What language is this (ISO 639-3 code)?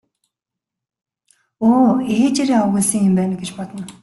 mon